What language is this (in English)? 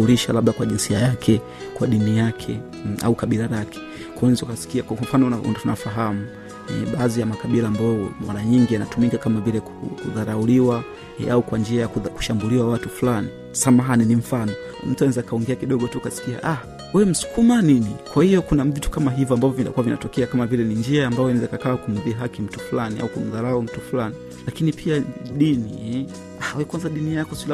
Swahili